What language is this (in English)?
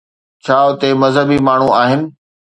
Sindhi